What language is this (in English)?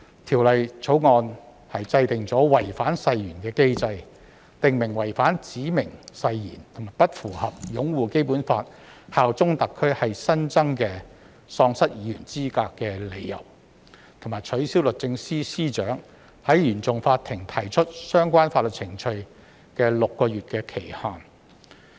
Cantonese